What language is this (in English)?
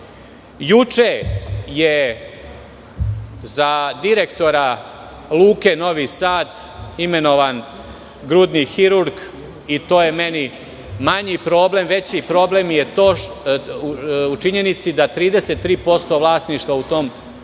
Serbian